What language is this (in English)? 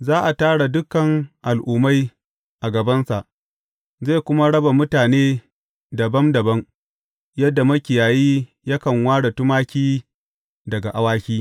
Hausa